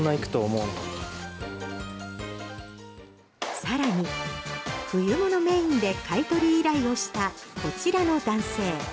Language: Japanese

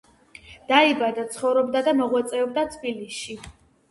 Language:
Georgian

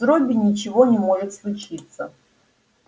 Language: Russian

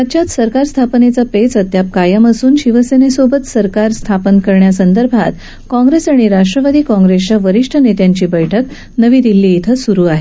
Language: Marathi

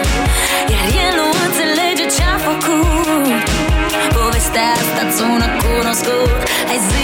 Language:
Romanian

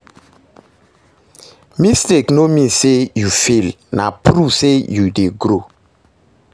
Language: Nigerian Pidgin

